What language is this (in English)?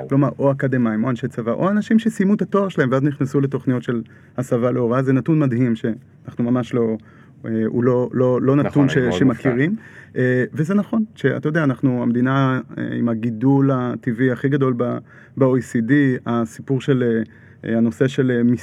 Hebrew